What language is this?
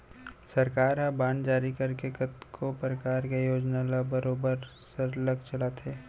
Chhattisgarhi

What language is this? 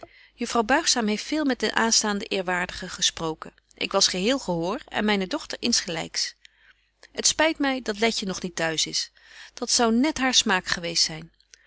Dutch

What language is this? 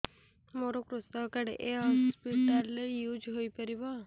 Odia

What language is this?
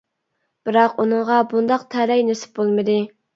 Uyghur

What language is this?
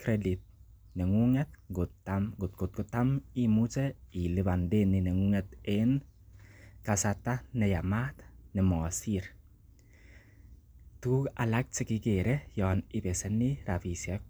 Kalenjin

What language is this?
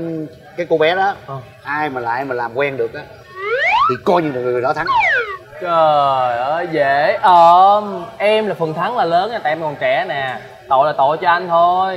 Vietnamese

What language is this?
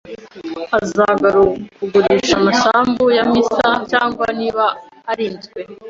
Kinyarwanda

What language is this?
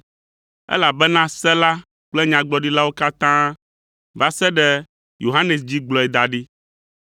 Ewe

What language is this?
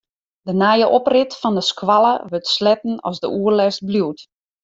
Western Frisian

